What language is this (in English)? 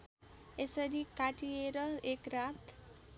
Nepali